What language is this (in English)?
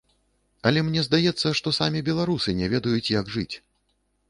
Belarusian